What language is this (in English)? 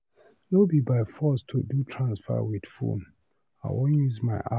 Nigerian Pidgin